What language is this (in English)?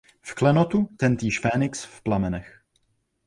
Czech